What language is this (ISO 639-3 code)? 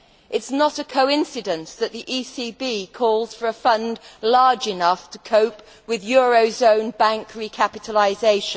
eng